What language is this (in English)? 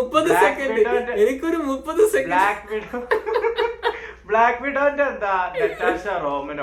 Malayalam